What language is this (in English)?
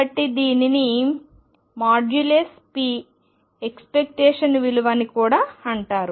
Telugu